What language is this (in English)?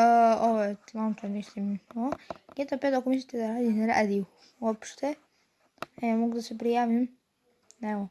Serbian